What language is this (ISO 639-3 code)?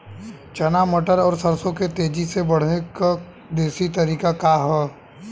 bho